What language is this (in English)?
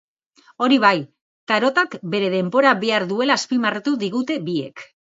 Basque